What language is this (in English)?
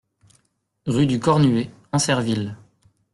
French